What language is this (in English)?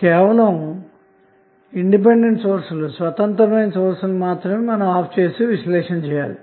Telugu